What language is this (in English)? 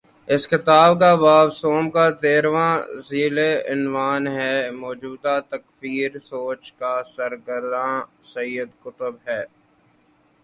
Urdu